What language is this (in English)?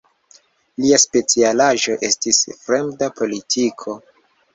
Esperanto